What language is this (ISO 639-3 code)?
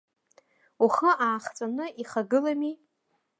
abk